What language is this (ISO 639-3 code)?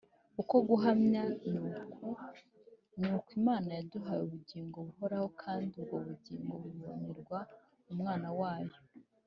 kin